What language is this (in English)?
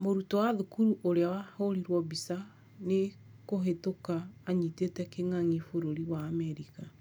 Kikuyu